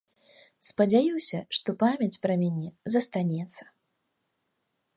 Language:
Belarusian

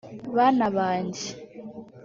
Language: Kinyarwanda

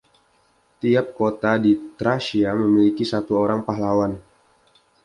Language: Indonesian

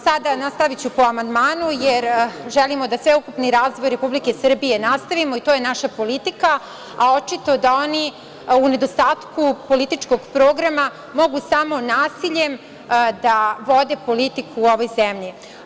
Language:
Serbian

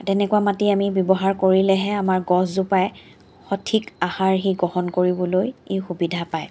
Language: Assamese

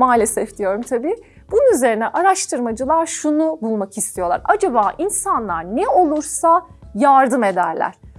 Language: Turkish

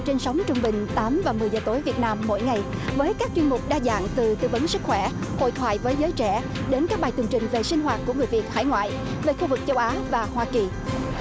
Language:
Vietnamese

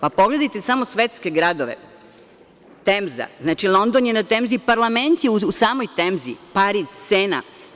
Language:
Serbian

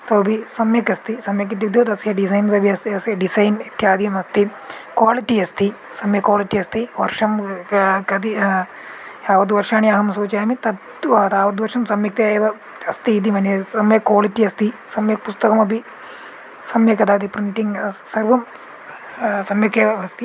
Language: Sanskrit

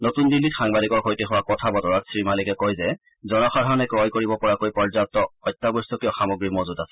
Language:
Assamese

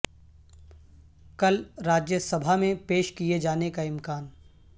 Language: Urdu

